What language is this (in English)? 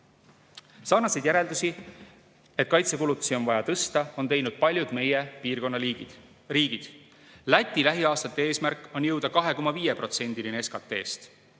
Estonian